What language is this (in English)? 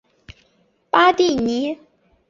Chinese